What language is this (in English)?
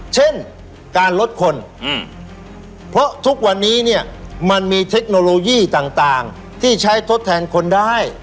Thai